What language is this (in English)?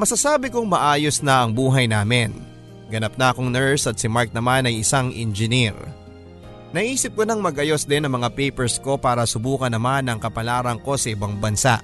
Filipino